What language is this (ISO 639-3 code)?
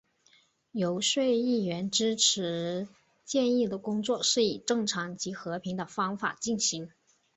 zho